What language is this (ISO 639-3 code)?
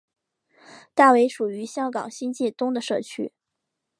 zho